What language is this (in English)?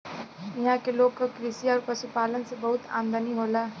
Bhojpuri